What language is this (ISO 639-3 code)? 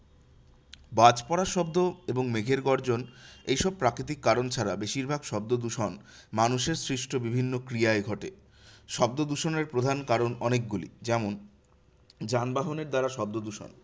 ben